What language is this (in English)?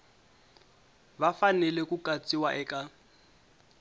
Tsonga